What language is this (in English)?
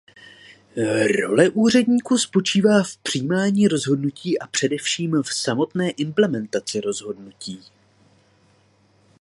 Czech